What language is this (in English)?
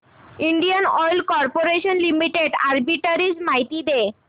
Marathi